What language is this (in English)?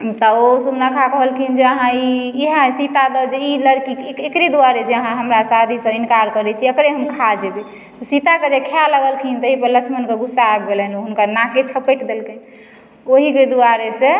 Maithili